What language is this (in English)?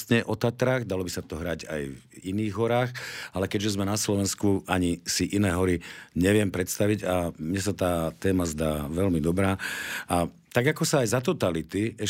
Slovak